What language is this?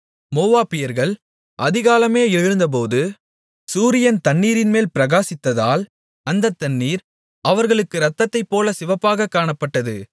Tamil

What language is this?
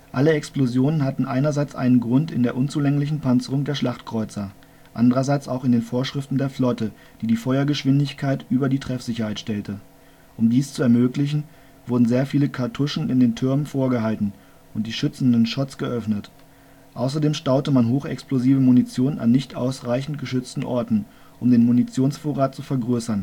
German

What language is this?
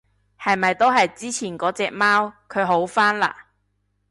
Cantonese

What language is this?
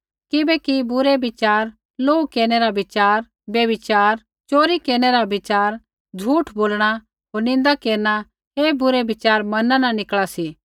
Kullu Pahari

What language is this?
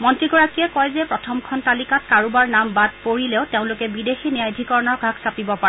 Assamese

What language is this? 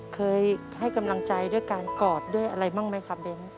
Thai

